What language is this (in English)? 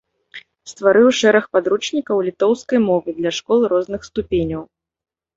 Belarusian